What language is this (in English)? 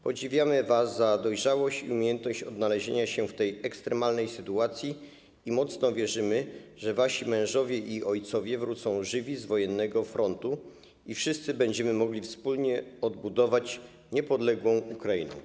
Polish